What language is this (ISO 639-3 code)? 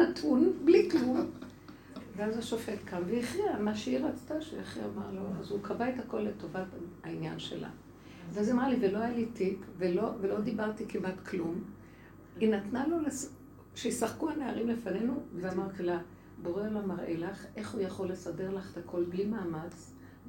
heb